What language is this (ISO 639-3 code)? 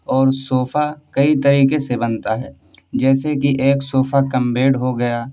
urd